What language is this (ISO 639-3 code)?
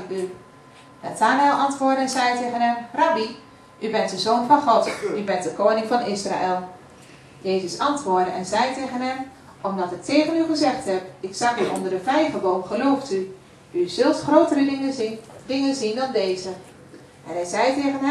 nld